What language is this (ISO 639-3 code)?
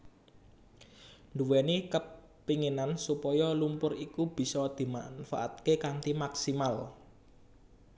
jav